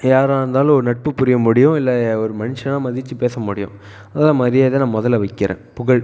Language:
Tamil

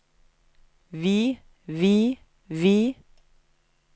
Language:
Norwegian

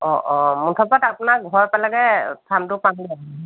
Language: Assamese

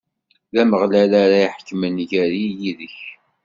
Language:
Kabyle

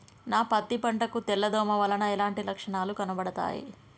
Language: Telugu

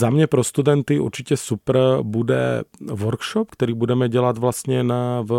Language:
Czech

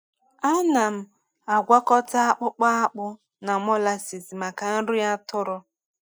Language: Igbo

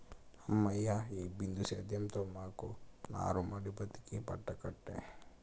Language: Telugu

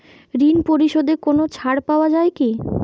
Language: Bangla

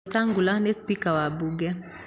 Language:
Kikuyu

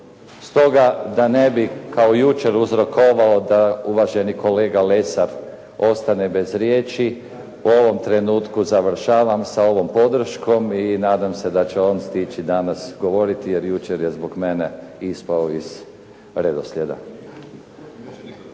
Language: Croatian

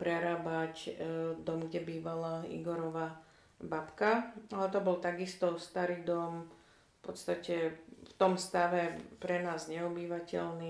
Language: Slovak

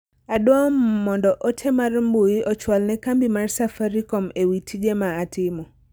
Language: Luo (Kenya and Tanzania)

